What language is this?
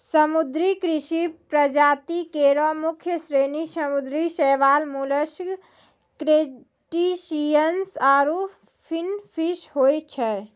Maithili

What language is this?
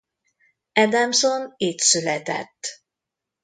Hungarian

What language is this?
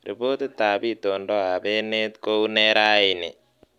Kalenjin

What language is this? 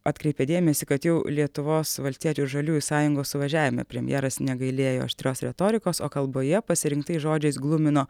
Lithuanian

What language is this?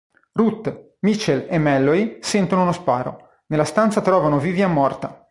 Italian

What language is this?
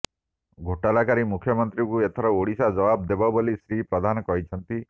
Odia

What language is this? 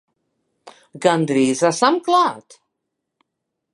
Latvian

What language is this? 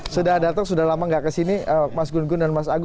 Indonesian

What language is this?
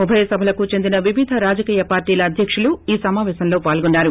Telugu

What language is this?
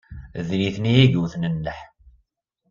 Kabyle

